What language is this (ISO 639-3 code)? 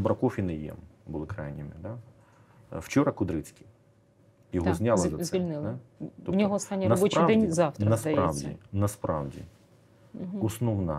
ukr